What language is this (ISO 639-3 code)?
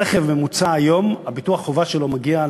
heb